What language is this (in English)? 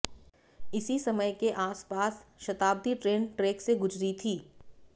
Hindi